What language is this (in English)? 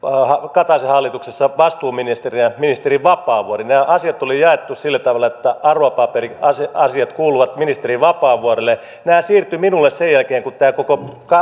Finnish